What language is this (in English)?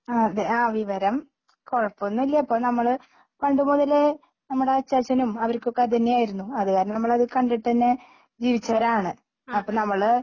Malayalam